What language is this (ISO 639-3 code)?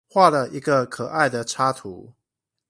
zho